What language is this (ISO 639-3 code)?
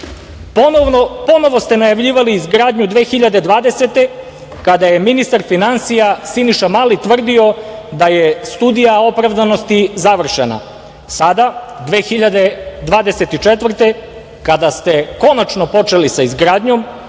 srp